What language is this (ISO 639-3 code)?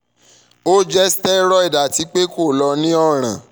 yor